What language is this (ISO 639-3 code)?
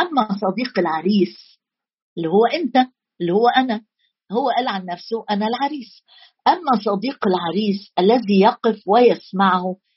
ara